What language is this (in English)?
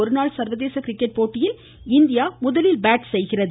Tamil